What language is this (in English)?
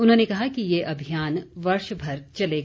Hindi